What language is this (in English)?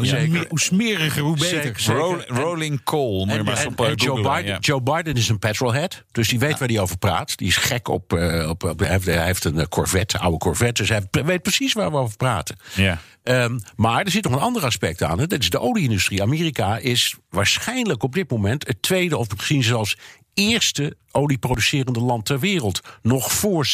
Dutch